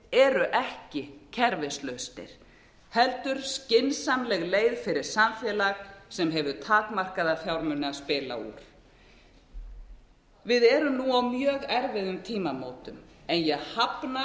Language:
Icelandic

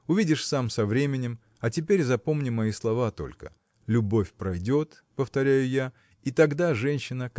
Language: Russian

